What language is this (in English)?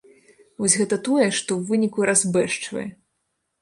Belarusian